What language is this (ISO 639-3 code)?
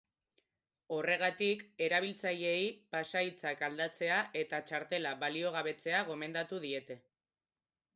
eus